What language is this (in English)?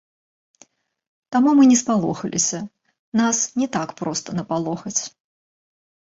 Belarusian